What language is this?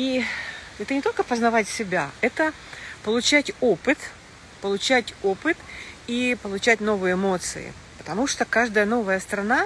Russian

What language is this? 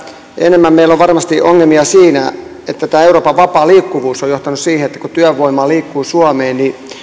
Finnish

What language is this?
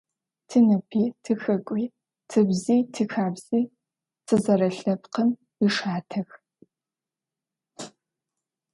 Adyghe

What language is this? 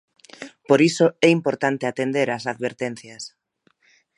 Galician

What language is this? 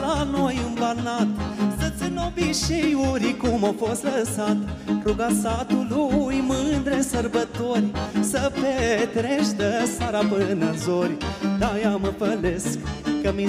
Romanian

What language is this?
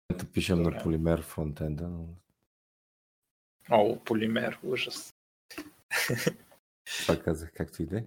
Bulgarian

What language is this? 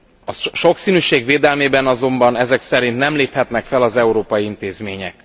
Hungarian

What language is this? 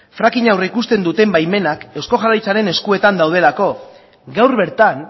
Basque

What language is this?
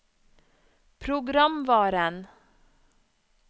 Norwegian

